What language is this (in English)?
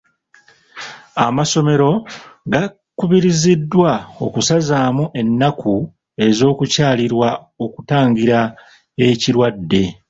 Ganda